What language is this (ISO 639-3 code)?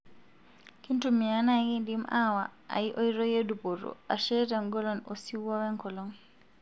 mas